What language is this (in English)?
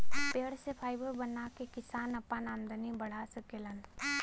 Bhojpuri